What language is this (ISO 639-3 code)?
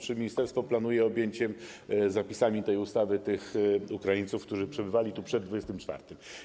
pol